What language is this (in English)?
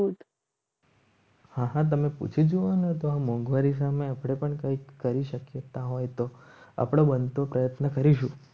Gujarati